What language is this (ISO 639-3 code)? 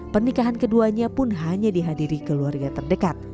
ind